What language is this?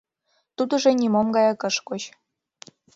Mari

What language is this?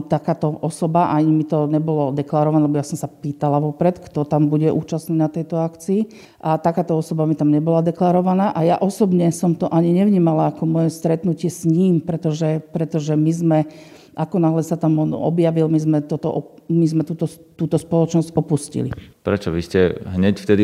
Slovak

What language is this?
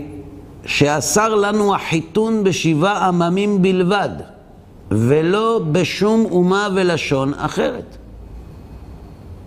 Hebrew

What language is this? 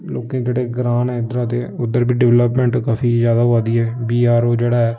Dogri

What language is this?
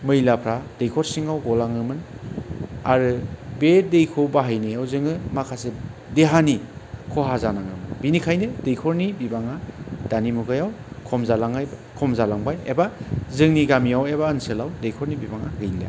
Bodo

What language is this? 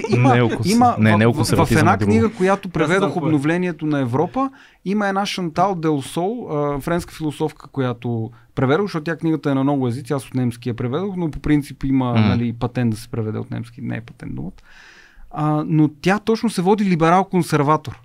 Bulgarian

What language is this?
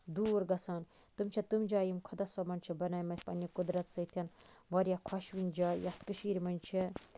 Kashmiri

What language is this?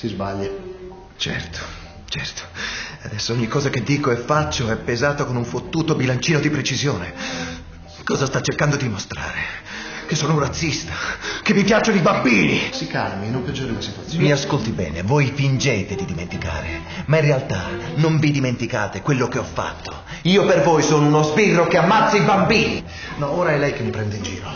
Italian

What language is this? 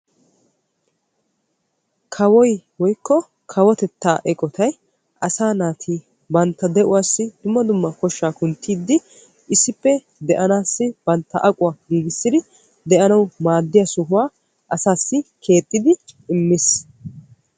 Wolaytta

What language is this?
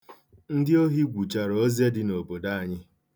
Igbo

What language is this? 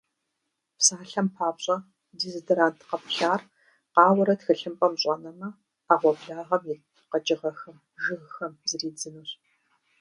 Kabardian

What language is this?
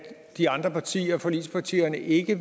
Danish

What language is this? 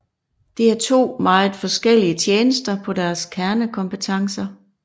Danish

